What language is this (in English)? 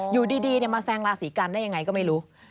Thai